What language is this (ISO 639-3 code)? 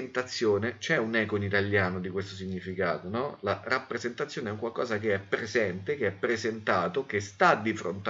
ita